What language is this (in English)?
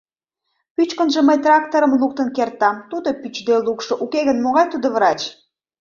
Mari